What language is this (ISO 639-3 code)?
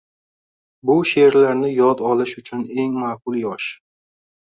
uzb